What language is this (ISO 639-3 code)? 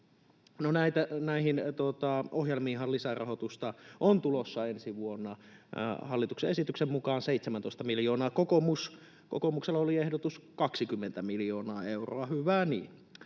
fin